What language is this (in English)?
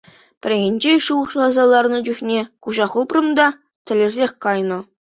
Chuvash